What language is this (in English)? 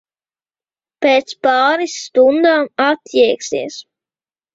Latvian